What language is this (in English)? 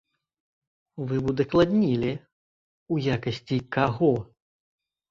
Belarusian